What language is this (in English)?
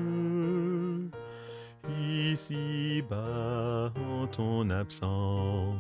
French